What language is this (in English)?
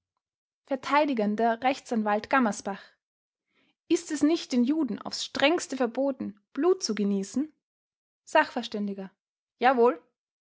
German